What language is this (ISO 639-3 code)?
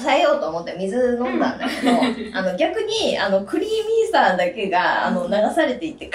jpn